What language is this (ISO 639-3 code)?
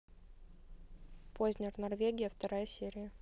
rus